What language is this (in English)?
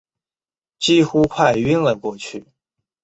Chinese